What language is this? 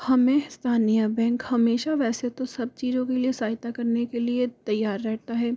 Hindi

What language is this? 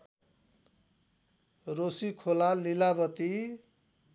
Nepali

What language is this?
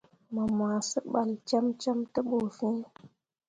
Mundang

